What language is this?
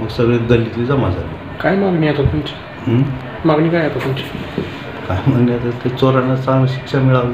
Hindi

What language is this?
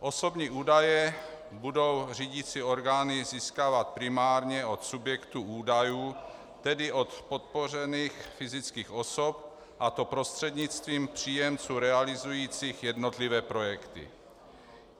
Czech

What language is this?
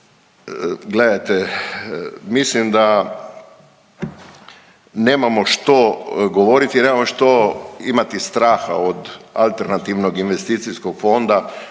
Croatian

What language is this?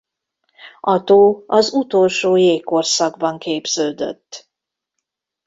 Hungarian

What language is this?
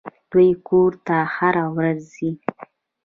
Pashto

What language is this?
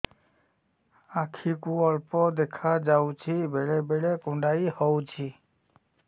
Odia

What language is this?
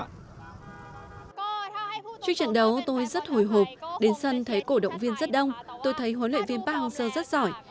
Vietnamese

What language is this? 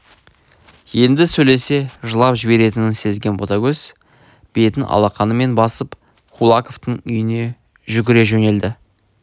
Kazakh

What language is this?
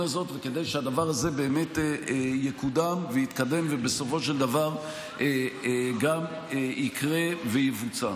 Hebrew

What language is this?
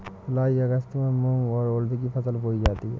Hindi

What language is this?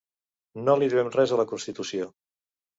Catalan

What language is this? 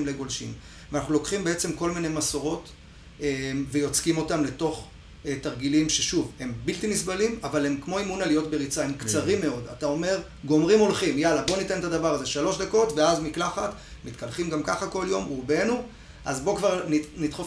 Hebrew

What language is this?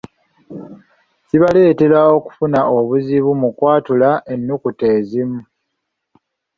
Ganda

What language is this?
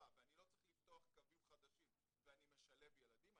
Hebrew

